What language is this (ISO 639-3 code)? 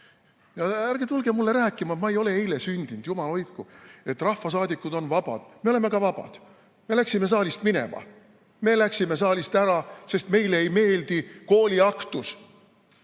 est